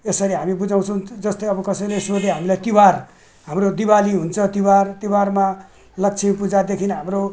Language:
Nepali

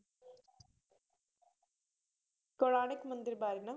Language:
Punjabi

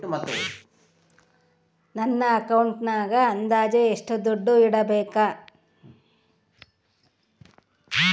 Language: Kannada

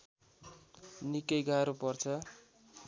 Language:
Nepali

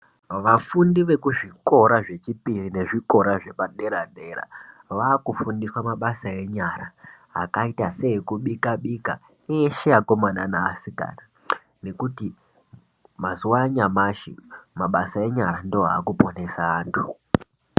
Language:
Ndau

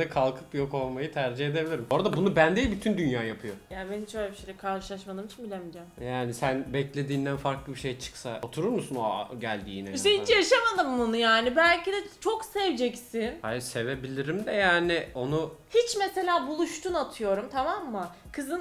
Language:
Turkish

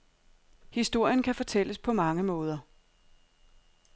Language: Danish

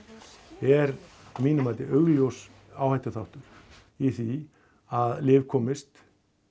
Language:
Icelandic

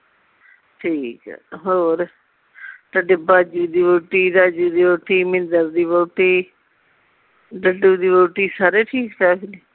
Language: Punjabi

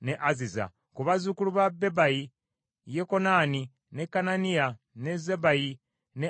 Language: Ganda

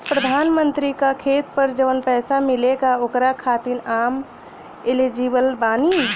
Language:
Bhojpuri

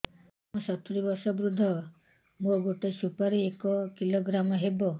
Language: Odia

